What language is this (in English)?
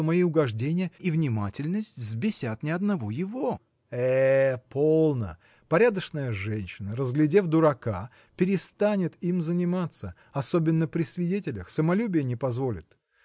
Russian